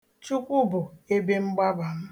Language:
Igbo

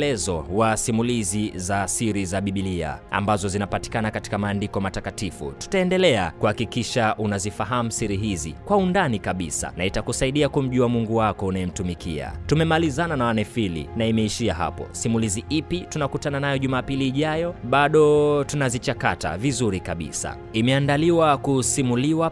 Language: Swahili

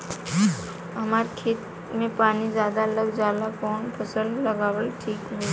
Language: Bhojpuri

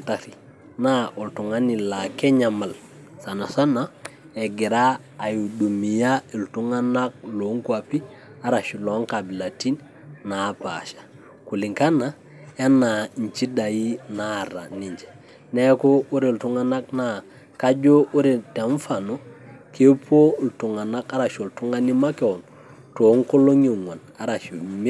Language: Masai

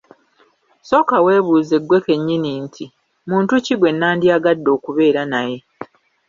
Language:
Ganda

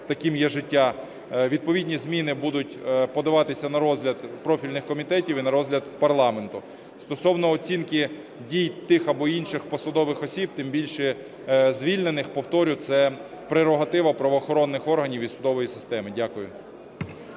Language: Ukrainian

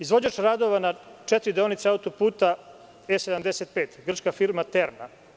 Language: Serbian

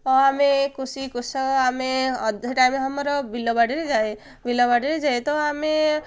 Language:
Odia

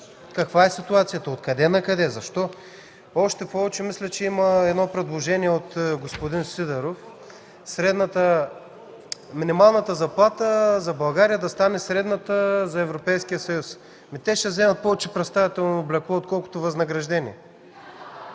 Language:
Bulgarian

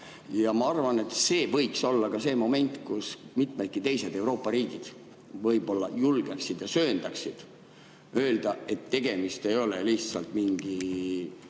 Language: Estonian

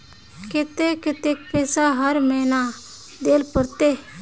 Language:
Magahi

